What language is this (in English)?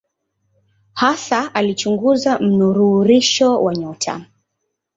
Swahili